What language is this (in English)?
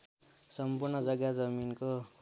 Nepali